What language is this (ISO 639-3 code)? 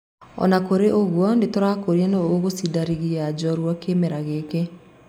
kik